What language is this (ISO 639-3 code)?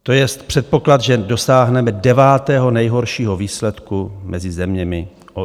ces